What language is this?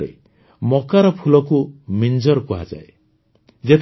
Odia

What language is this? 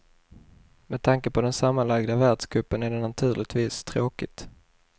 Swedish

